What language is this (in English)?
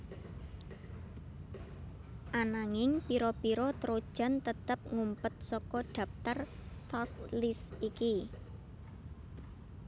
Javanese